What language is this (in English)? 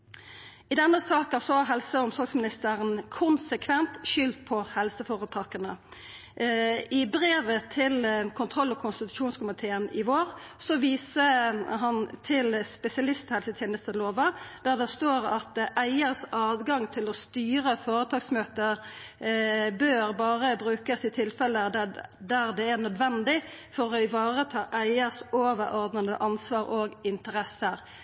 Norwegian Nynorsk